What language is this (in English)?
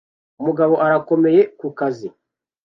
Kinyarwanda